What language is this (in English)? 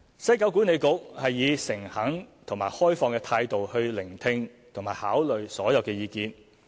Cantonese